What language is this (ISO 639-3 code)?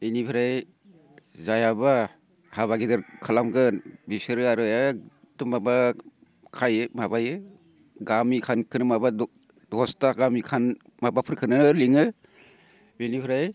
brx